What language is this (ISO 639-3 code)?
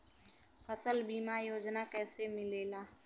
bho